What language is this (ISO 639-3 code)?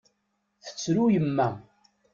kab